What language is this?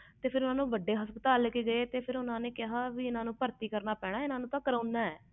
Punjabi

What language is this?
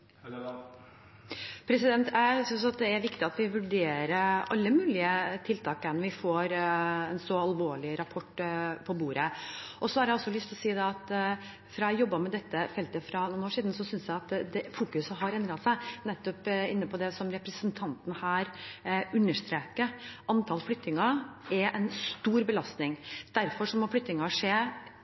Norwegian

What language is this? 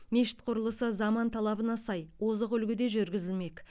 Kazakh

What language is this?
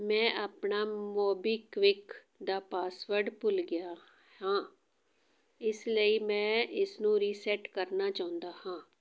Punjabi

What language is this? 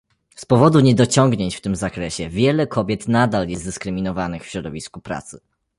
Polish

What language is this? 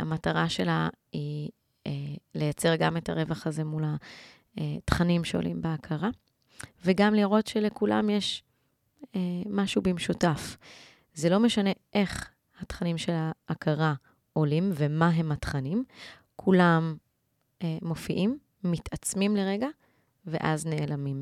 Hebrew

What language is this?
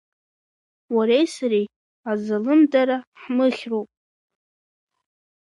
Abkhazian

